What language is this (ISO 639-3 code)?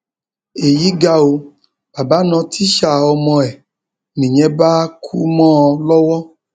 yor